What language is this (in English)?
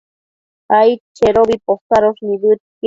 Matsés